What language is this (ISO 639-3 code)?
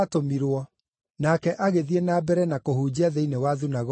kik